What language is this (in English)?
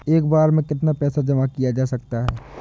Hindi